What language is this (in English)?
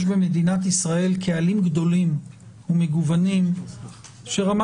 Hebrew